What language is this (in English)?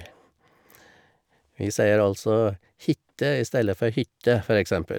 Norwegian